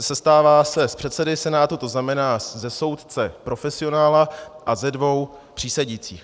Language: Czech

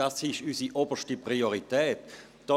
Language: Swiss German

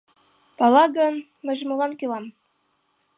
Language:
Mari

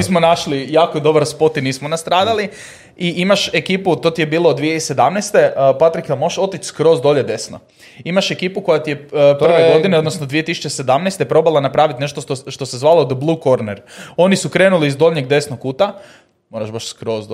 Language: Croatian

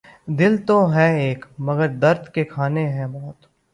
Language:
Urdu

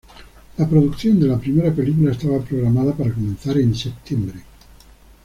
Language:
Spanish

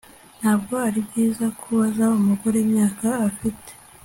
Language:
Kinyarwanda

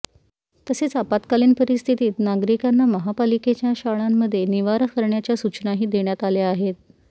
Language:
Marathi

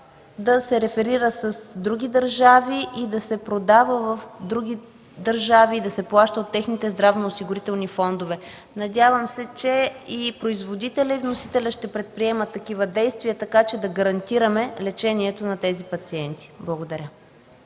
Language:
Bulgarian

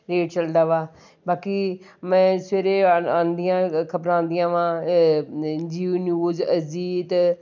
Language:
Punjabi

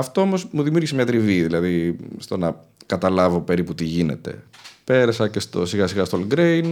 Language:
Greek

